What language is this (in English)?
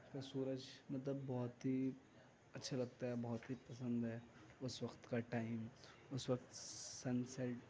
Urdu